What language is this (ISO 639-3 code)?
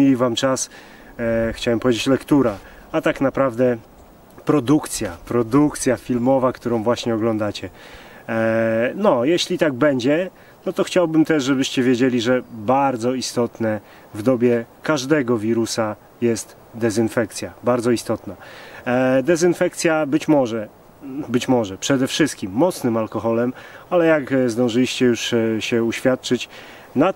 pol